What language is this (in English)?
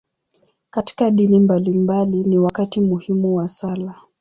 Swahili